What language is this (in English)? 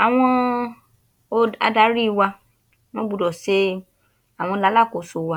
Yoruba